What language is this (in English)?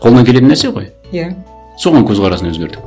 Kazakh